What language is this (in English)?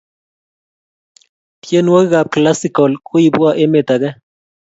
Kalenjin